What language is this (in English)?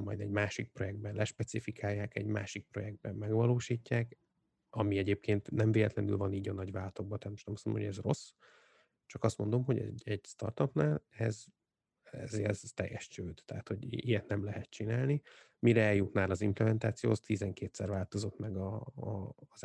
Hungarian